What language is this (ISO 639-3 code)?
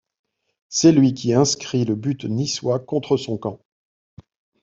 fra